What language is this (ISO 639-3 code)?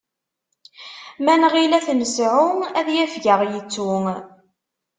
kab